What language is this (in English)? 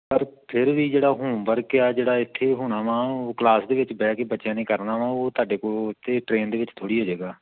Punjabi